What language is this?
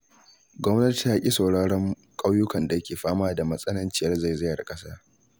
Hausa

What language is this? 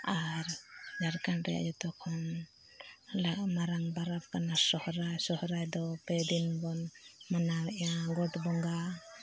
Santali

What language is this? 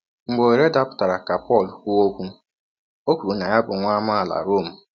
Igbo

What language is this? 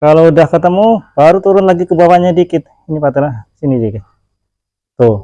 Indonesian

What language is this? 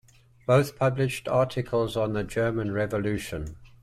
English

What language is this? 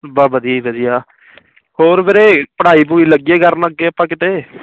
Punjabi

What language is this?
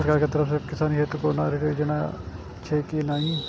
Maithili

